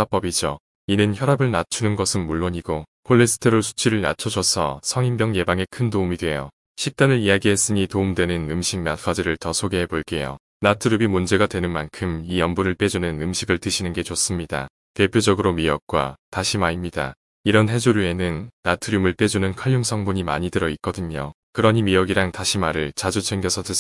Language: Korean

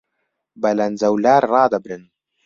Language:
Central Kurdish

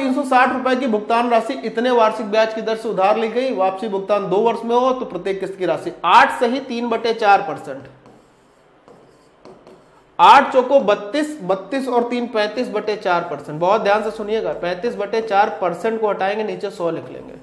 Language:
Hindi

